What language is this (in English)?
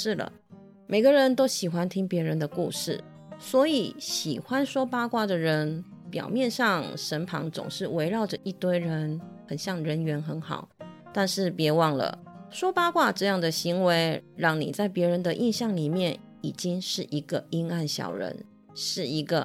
Chinese